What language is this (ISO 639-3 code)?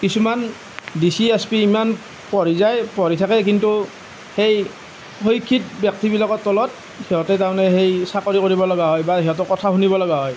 asm